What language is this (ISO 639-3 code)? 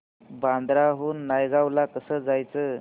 mar